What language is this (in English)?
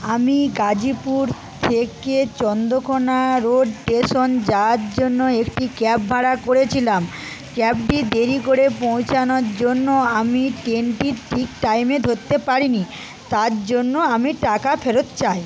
Bangla